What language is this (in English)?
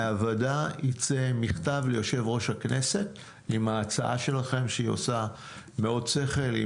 Hebrew